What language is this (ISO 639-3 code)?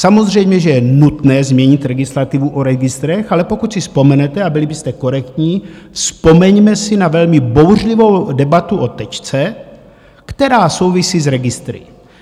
ces